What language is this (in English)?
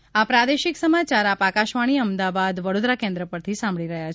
Gujarati